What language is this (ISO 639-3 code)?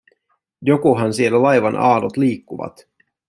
fin